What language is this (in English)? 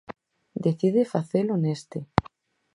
Galician